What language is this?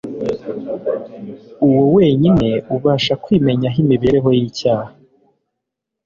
Kinyarwanda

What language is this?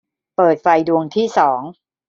Thai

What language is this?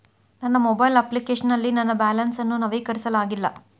Kannada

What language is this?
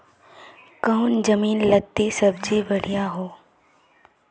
Magahi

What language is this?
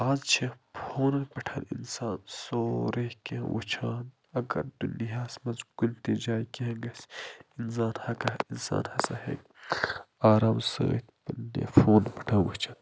Kashmiri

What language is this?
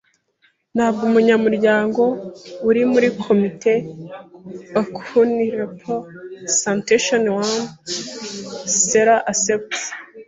Kinyarwanda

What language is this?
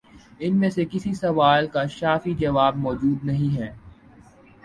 Urdu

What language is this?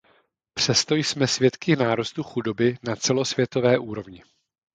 Czech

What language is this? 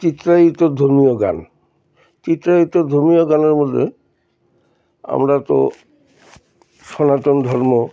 Bangla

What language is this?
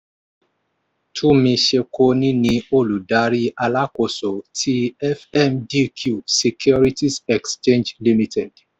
Yoruba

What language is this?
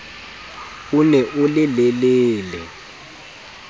Southern Sotho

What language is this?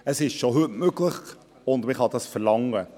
Swiss German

